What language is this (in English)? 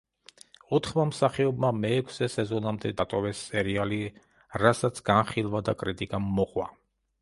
Georgian